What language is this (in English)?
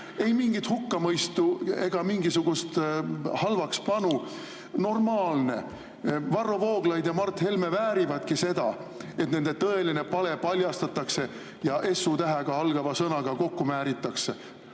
Estonian